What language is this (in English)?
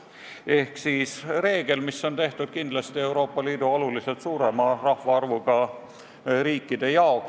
Estonian